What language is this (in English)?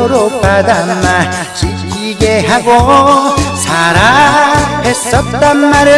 Korean